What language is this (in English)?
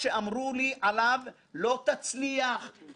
Hebrew